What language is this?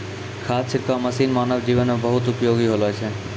Maithili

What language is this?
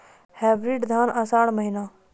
Maithili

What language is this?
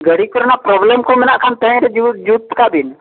Santali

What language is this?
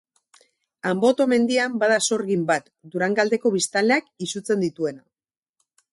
Basque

